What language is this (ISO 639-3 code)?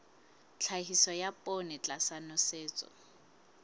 sot